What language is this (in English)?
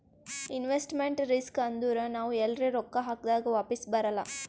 Kannada